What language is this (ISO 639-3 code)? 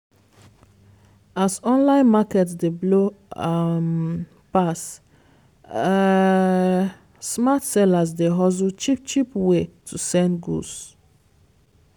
pcm